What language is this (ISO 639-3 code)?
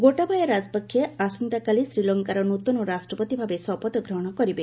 ori